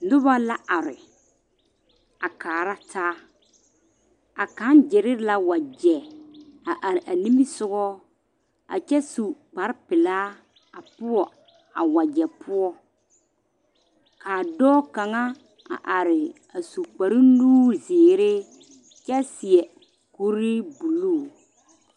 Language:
Southern Dagaare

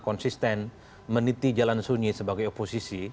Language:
Indonesian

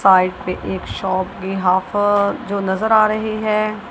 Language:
Hindi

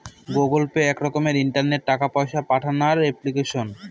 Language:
Bangla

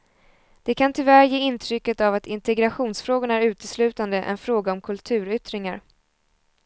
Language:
Swedish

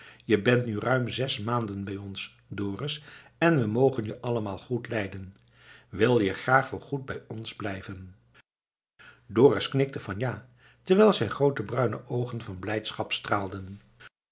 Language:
Dutch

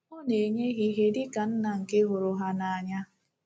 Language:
Igbo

